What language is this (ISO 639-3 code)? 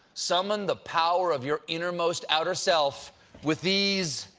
eng